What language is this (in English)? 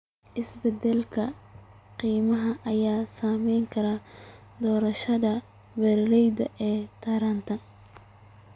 Somali